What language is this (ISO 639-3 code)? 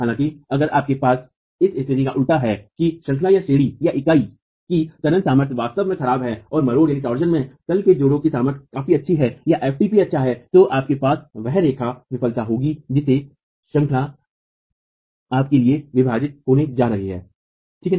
hin